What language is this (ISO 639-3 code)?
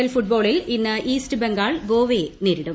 mal